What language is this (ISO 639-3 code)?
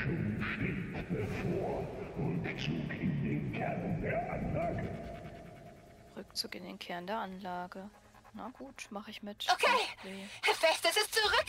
deu